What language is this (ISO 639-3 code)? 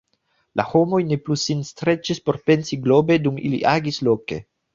epo